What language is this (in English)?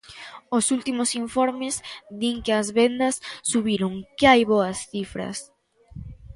Galician